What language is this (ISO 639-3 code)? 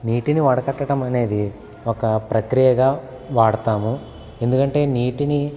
tel